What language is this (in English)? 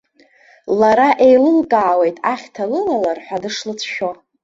Abkhazian